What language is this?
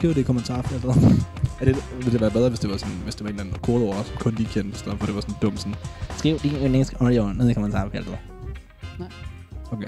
Danish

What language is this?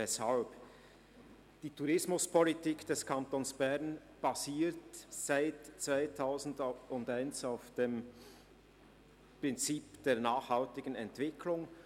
Swiss German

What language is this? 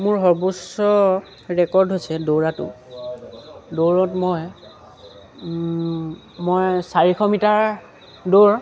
Assamese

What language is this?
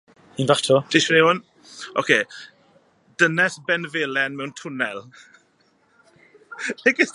Welsh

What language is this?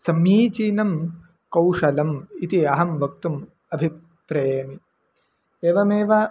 Sanskrit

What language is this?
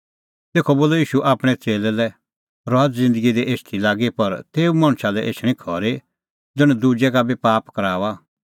Kullu Pahari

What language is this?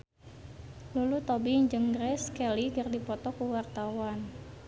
Sundanese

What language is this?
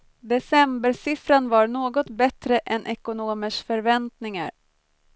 Swedish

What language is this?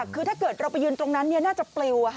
Thai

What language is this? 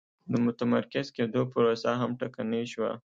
Pashto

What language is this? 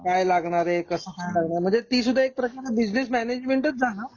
Marathi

